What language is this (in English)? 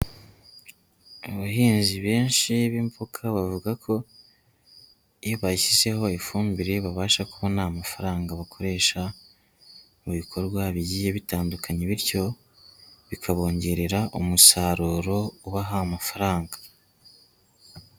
Kinyarwanda